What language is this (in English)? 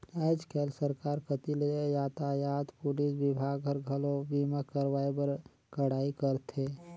Chhattisgarhi